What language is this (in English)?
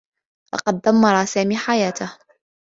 Arabic